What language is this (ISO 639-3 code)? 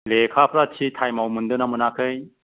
brx